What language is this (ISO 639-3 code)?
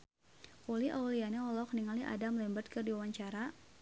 sun